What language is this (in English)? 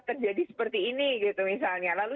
Indonesian